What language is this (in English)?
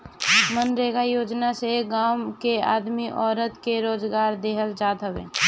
Bhojpuri